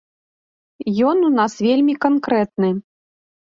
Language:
Belarusian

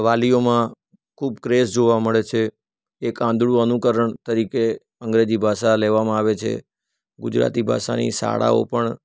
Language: Gujarati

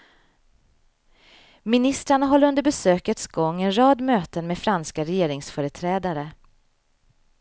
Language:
Swedish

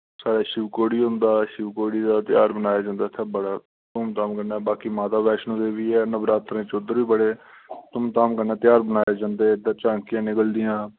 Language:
Dogri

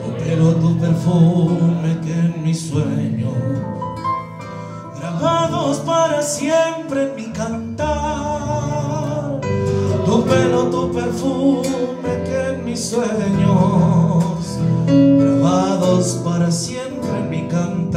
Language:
Romanian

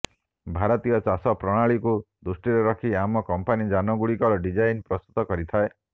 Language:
Odia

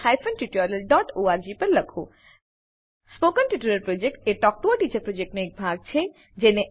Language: Gujarati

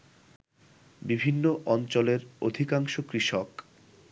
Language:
Bangla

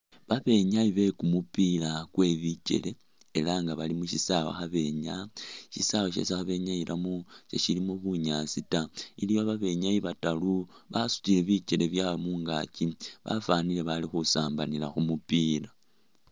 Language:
Masaaba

